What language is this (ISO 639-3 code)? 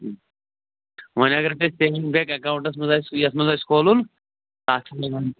kas